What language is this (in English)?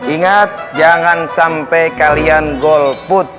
Indonesian